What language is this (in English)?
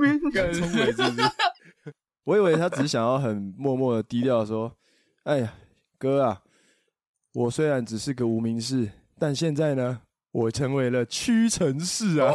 Chinese